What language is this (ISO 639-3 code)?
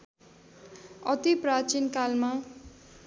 nep